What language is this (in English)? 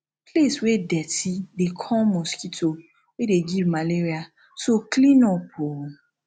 Nigerian Pidgin